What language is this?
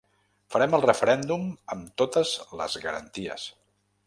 Catalan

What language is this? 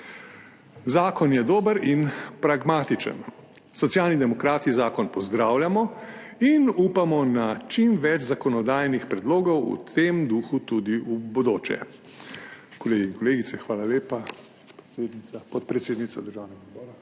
Slovenian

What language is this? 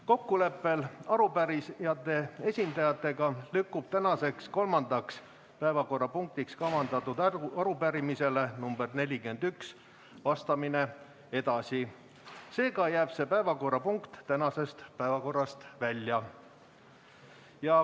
Estonian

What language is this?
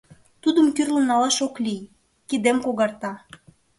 Mari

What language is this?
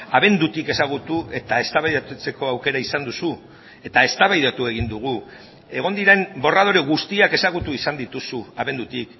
Basque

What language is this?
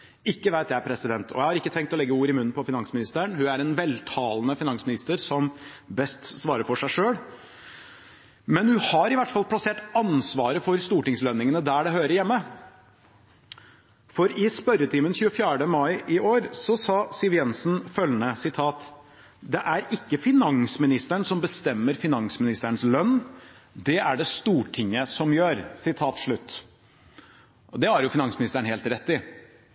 Norwegian Bokmål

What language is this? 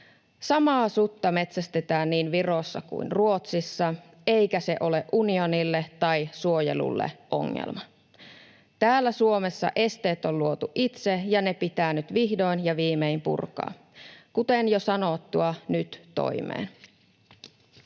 Finnish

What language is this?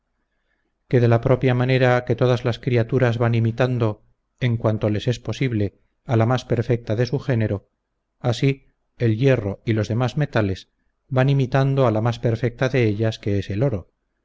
Spanish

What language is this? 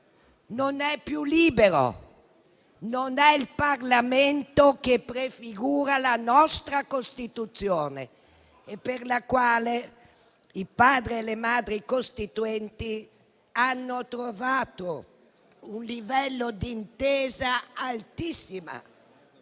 Italian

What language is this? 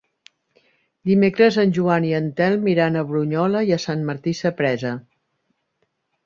Catalan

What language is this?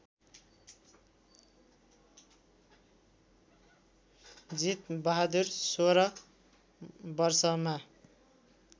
Nepali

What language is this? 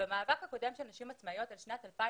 Hebrew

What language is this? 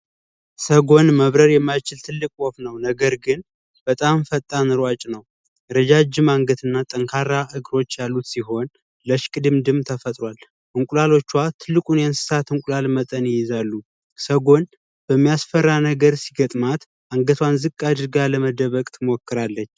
Amharic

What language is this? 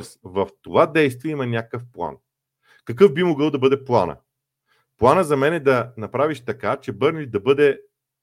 Bulgarian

